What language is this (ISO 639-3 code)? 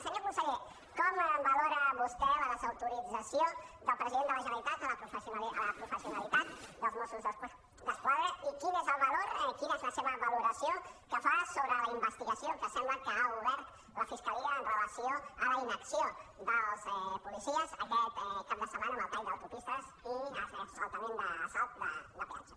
cat